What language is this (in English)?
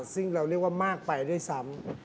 Thai